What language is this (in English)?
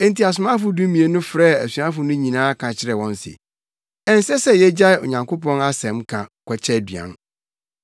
Akan